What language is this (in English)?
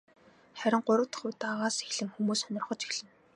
Mongolian